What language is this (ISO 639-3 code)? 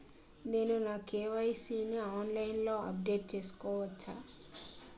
tel